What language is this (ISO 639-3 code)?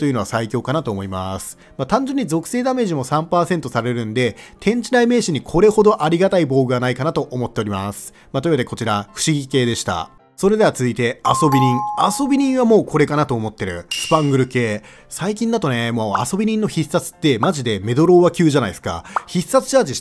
jpn